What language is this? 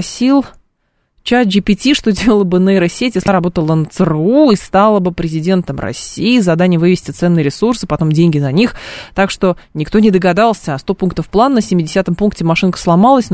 Russian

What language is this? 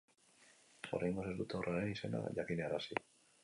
Basque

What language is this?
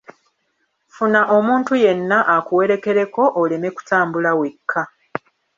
Ganda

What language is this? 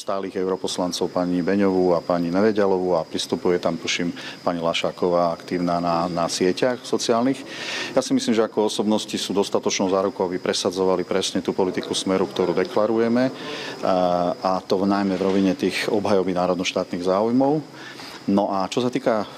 Slovak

